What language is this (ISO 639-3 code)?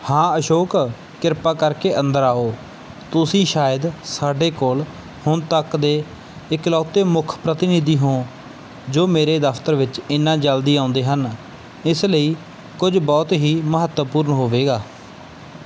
pan